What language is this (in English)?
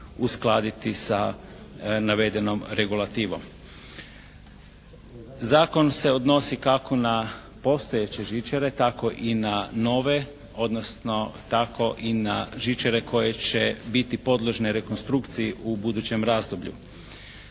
Croatian